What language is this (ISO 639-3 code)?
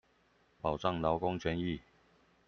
zho